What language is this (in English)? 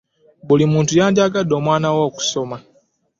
Ganda